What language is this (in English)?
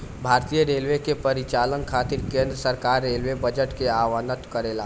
Bhojpuri